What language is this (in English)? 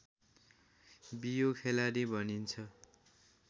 Nepali